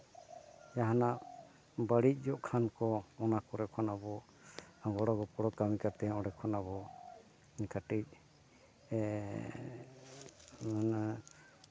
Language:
Santali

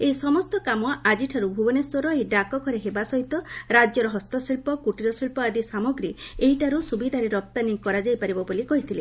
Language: Odia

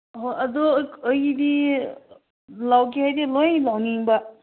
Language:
Manipuri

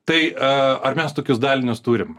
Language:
Lithuanian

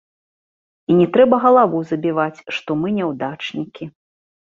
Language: Belarusian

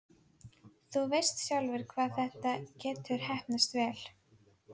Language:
Icelandic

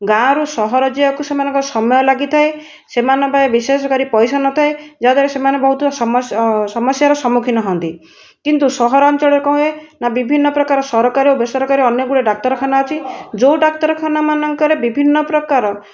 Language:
Odia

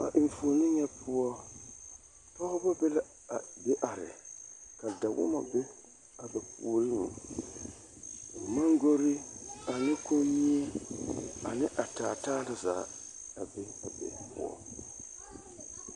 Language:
Southern Dagaare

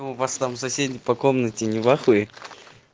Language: Russian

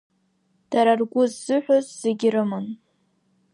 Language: Abkhazian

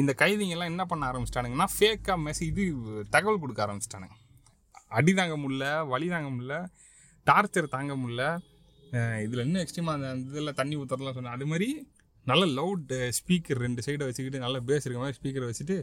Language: Tamil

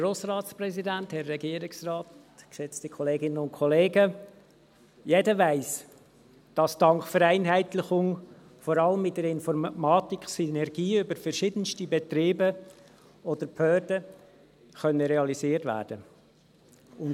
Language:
Swiss German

